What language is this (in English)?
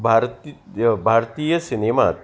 Konkani